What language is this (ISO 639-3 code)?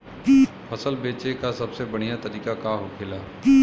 bho